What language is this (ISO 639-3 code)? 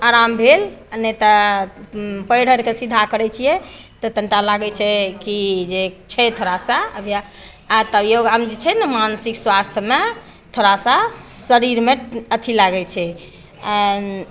mai